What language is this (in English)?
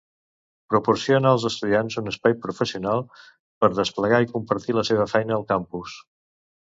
Catalan